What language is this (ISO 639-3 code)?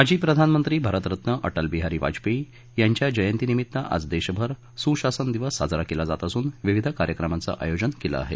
mar